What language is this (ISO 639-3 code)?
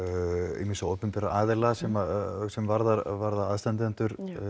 isl